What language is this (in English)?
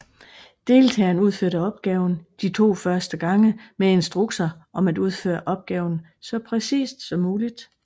Danish